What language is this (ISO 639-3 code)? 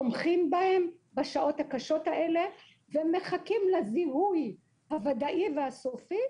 heb